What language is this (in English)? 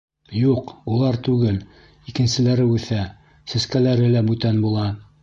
Bashkir